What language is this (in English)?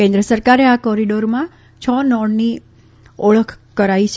Gujarati